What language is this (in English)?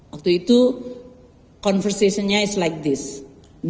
Indonesian